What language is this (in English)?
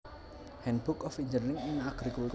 Javanese